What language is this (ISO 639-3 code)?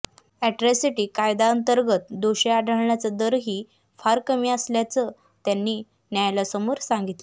mar